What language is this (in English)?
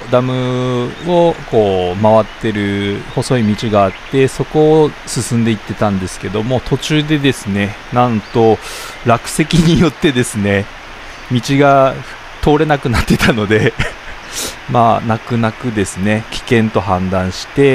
Japanese